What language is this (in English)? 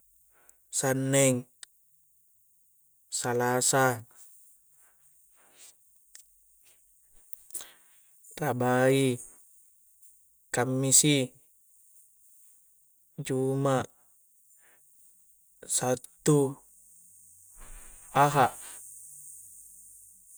Coastal Konjo